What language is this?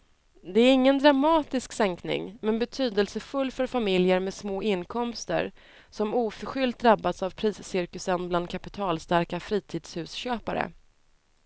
Swedish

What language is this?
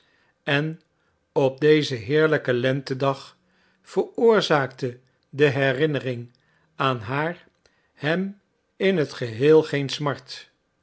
Dutch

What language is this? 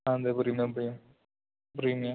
Malayalam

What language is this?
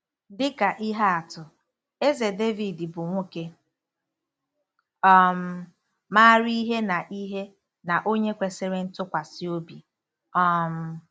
Igbo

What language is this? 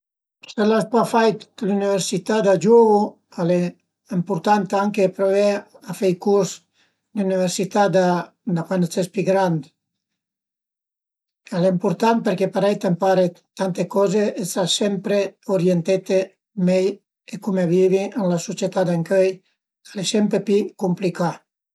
Piedmontese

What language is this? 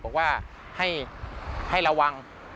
Thai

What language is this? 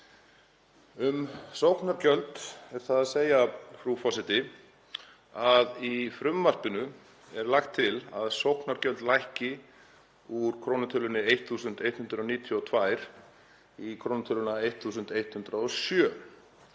Icelandic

